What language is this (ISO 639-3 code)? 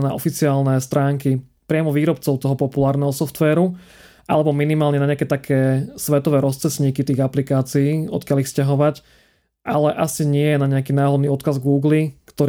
slk